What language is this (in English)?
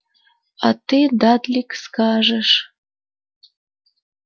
Russian